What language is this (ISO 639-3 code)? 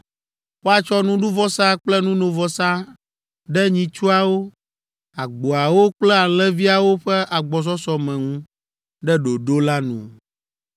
ewe